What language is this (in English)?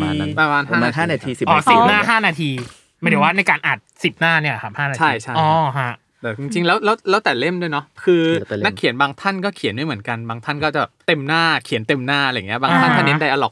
Thai